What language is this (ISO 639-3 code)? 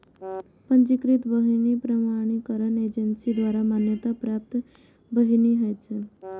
mai